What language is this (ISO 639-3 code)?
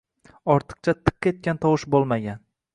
uzb